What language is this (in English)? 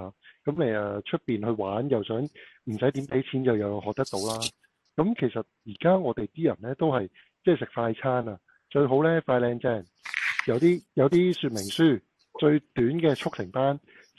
Chinese